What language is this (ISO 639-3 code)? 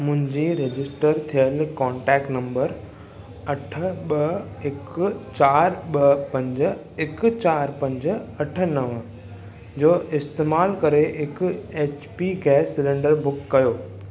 snd